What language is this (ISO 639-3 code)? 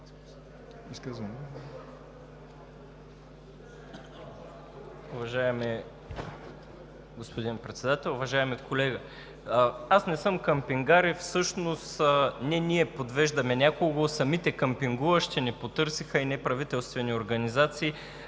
bul